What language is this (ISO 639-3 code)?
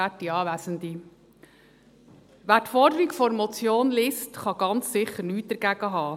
gsw